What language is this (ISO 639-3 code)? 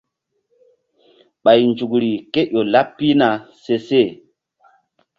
mdd